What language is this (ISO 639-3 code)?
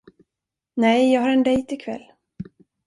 swe